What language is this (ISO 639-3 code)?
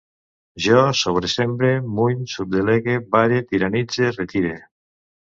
cat